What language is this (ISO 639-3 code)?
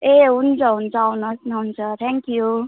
nep